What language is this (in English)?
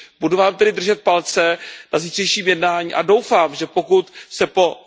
Czech